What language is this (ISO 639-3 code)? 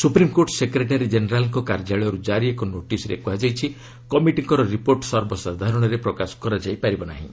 ori